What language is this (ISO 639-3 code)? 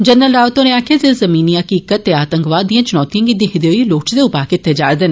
doi